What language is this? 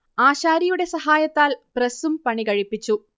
Malayalam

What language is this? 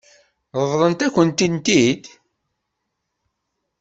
Kabyle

